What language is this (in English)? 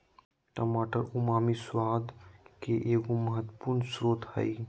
Magahi